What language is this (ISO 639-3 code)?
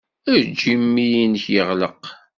kab